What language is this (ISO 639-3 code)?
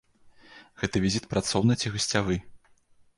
bel